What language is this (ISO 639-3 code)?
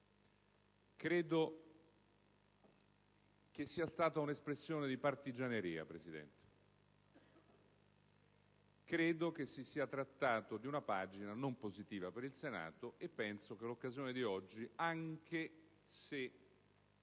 ita